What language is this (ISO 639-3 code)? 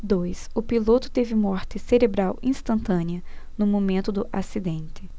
por